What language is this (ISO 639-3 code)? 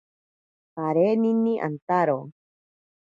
prq